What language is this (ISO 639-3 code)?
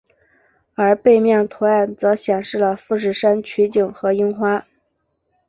zho